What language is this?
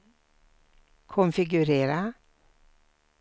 Swedish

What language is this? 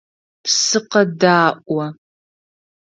Adyghe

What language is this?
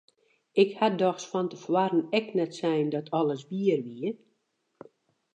Western Frisian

